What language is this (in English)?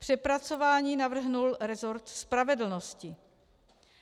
Czech